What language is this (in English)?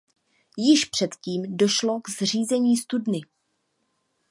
Czech